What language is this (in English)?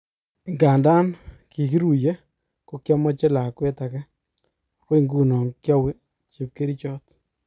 Kalenjin